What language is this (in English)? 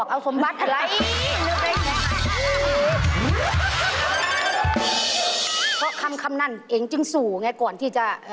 Thai